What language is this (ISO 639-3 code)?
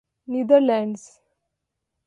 urd